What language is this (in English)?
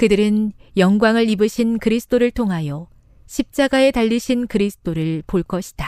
Korean